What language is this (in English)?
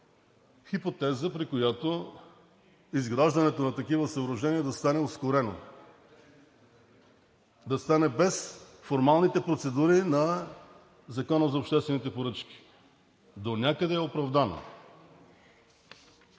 Bulgarian